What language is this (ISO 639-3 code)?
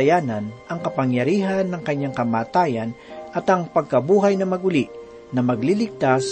fil